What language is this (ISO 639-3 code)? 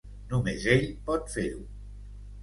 cat